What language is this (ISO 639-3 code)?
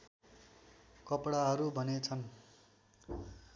nep